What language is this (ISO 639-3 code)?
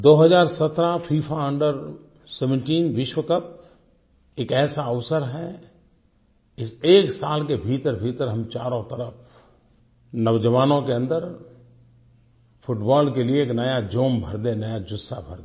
hin